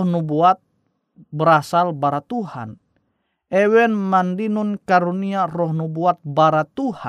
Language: Indonesian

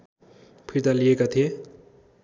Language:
Nepali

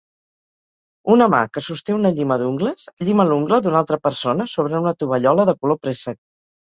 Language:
Catalan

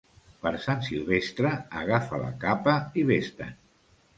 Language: Catalan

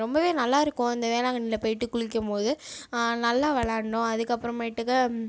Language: Tamil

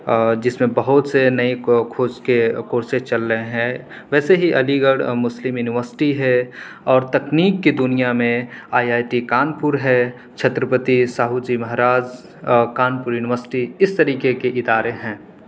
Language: Urdu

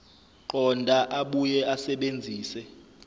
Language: Zulu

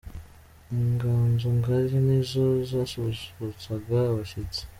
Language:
Kinyarwanda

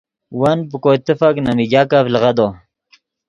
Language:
Yidgha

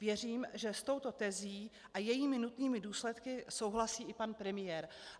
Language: Czech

